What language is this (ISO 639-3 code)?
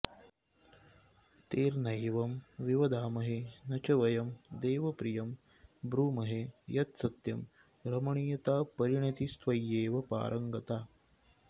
san